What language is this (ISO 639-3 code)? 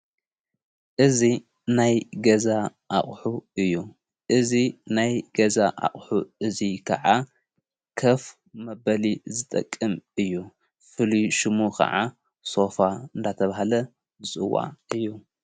tir